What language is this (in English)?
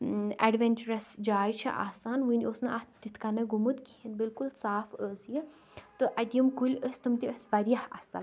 Kashmiri